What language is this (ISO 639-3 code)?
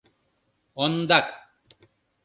chm